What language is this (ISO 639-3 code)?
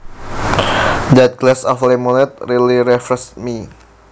jav